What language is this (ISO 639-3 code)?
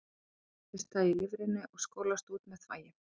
isl